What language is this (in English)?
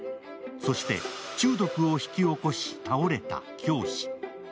Japanese